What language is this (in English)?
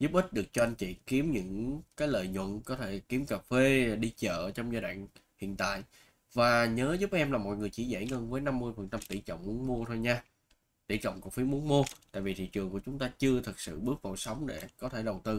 Vietnamese